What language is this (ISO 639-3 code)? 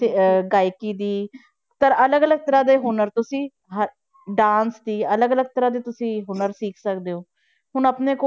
pan